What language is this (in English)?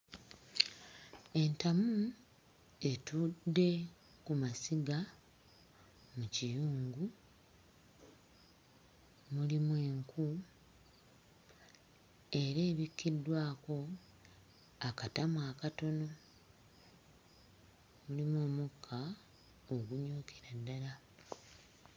Ganda